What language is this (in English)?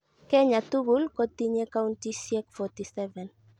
Kalenjin